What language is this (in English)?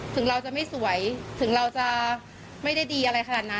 Thai